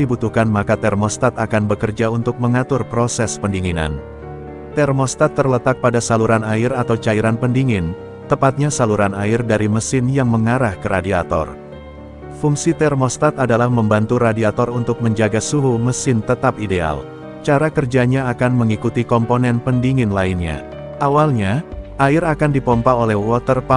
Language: Indonesian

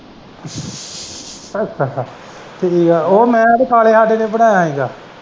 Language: Punjabi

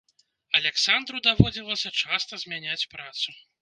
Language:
Belarusian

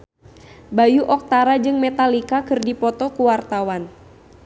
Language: Sundanese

